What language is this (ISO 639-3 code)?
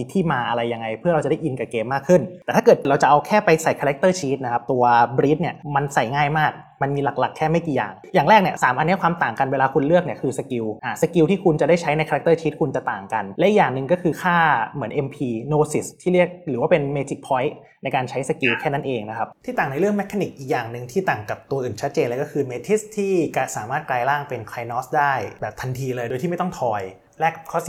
tha